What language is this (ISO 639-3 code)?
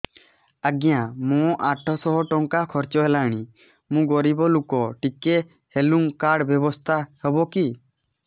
ori